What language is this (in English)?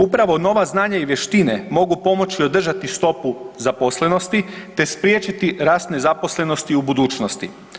Croatian